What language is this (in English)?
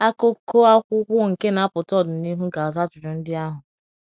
Igbo